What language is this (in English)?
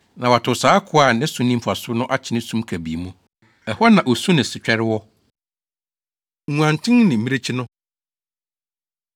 Akan